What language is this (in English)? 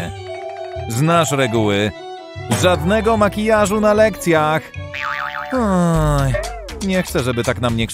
Polish